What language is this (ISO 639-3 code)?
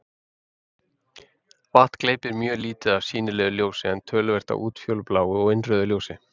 isl